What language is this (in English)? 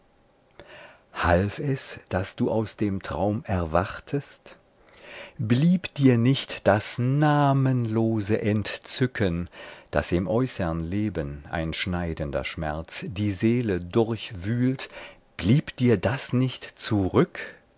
German